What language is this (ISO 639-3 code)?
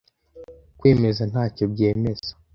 kin